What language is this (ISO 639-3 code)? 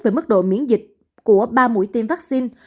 vie